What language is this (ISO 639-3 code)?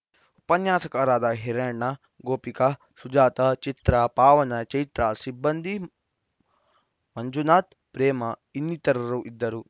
kan